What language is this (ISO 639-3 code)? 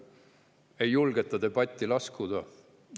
est